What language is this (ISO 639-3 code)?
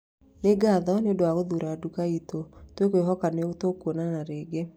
kik